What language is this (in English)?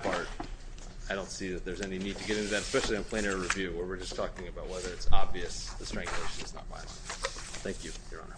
English